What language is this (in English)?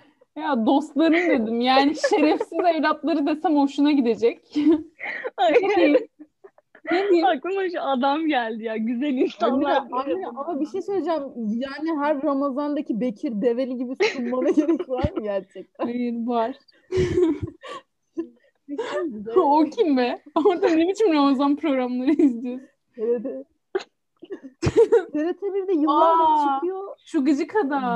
Turkish